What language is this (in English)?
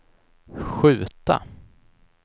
Swedish